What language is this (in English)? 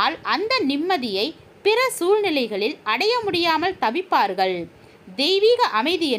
Romanian